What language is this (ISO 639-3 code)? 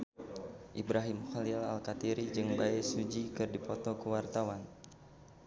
sun